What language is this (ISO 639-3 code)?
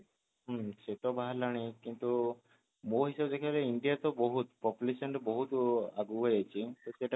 ori